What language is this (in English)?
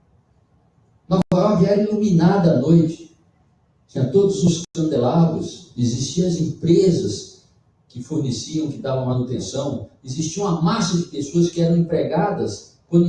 Portuguese